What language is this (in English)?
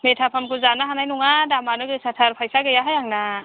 Bodo